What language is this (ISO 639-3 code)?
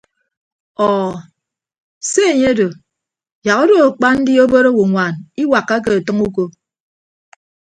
ibb